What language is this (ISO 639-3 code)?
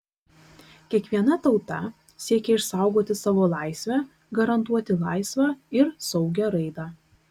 lit